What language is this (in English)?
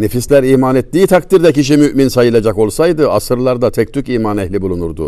Turkish